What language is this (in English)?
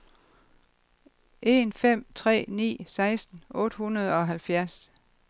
Danish